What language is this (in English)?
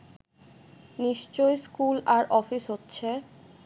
Bangla